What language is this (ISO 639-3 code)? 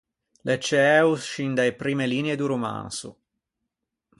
lij